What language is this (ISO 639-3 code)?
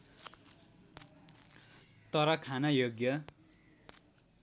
nep